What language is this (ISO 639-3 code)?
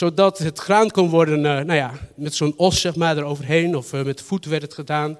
nld